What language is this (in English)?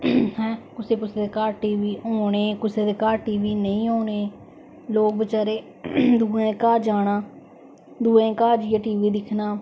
Dogri